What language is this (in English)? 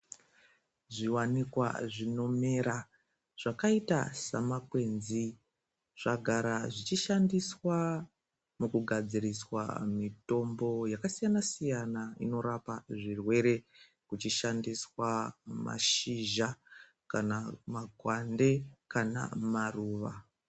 Ndau